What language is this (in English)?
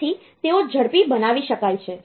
Gujarati